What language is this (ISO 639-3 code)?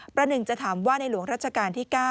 tha